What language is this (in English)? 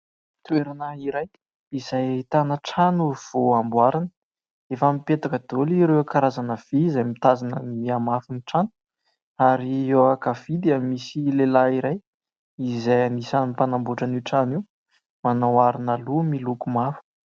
Malagasy